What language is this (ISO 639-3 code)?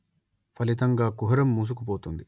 tel